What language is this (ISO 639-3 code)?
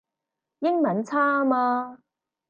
yue